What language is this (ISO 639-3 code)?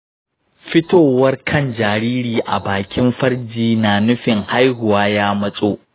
hau